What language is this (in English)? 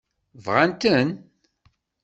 Kabyle